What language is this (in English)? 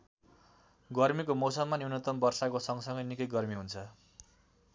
Nepali